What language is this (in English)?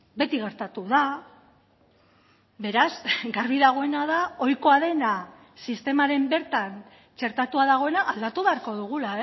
Basque